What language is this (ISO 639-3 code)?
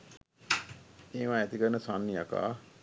sin